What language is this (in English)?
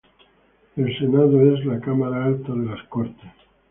Spanish